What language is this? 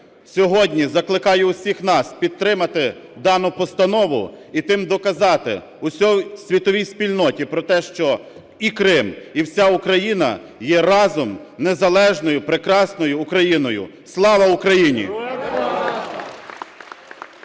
Ukrainian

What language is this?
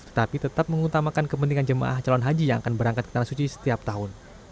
Indonesian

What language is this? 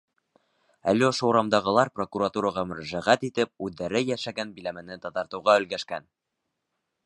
Bashkir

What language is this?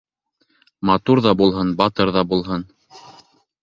Bashkir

